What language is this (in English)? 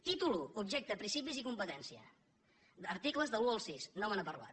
Catalan